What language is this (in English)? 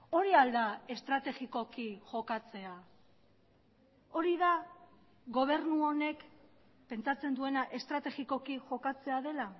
Basque